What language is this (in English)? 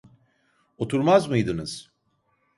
Turkish